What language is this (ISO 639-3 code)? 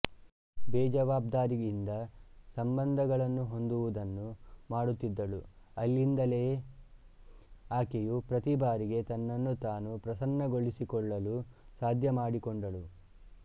kan